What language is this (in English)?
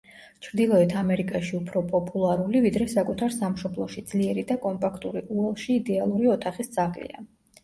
Georgian